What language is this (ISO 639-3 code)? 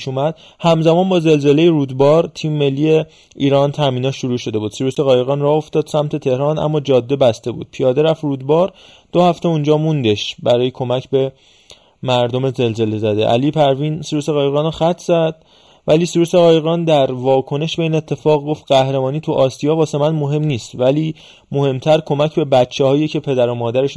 fas